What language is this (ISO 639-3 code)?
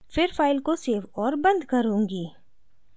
hin